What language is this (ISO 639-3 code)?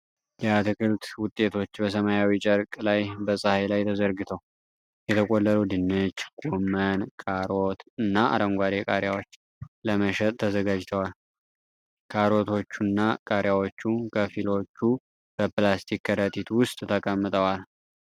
amh